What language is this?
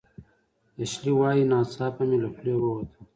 Pashto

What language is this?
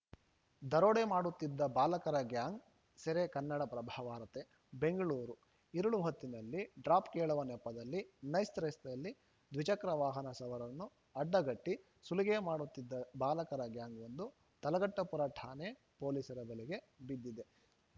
Kannada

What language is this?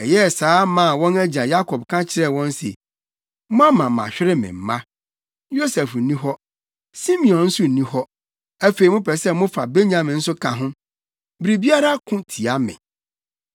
Akan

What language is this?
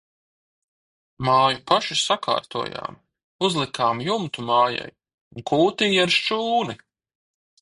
Latvian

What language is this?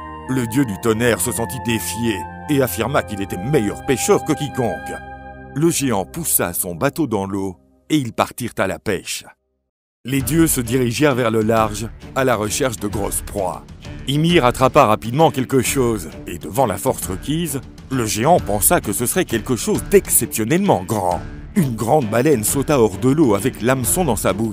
French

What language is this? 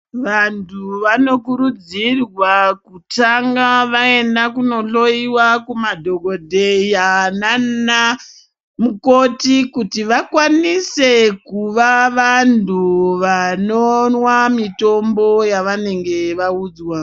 Ndau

